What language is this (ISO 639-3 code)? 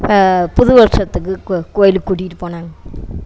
tam